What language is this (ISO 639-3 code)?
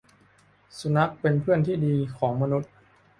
tha